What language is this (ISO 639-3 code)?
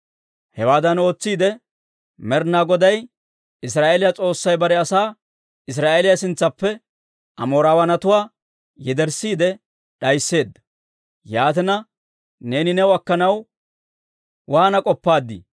dwr